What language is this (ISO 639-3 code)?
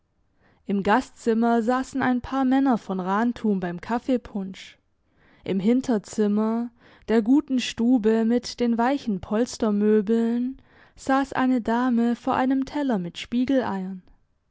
deu